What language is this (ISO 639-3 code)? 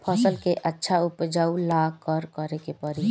bho